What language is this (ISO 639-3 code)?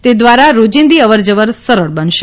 guj